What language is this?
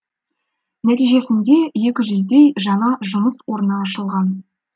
Kazakh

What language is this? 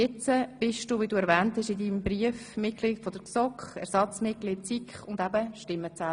Swiss German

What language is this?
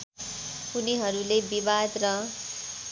Nepali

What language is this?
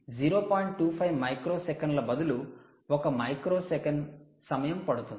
Telugu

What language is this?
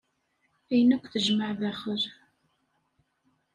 Kabyle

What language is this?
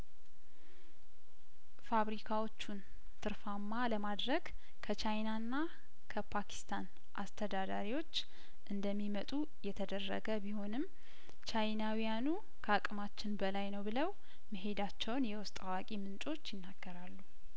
Amharic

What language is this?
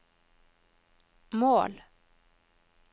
Norwegian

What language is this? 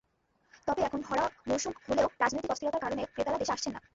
Bangla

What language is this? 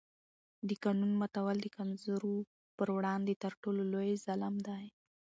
Pashto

